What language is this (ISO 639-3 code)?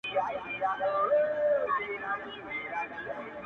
pus